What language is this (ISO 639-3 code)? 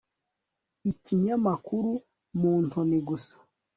kin